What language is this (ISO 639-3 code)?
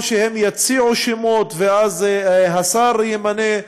heb